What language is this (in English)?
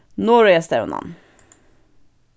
Faroese